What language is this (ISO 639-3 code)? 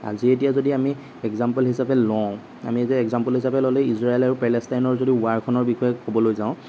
asm